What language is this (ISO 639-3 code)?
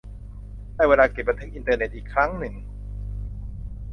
tha